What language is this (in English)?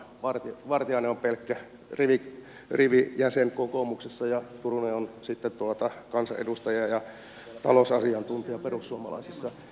Finnish